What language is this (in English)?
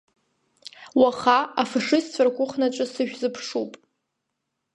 Abkhazian